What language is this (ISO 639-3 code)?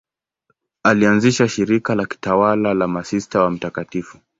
swa